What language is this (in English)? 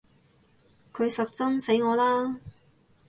Cantonese